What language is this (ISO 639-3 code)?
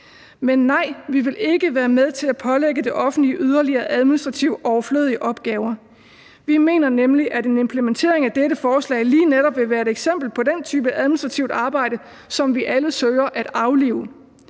dan